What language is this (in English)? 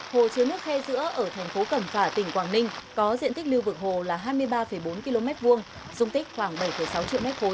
Vietnamese